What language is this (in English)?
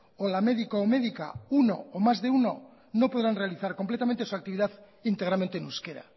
Spanish